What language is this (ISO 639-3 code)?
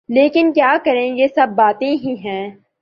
urd